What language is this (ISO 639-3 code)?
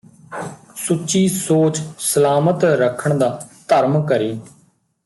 pan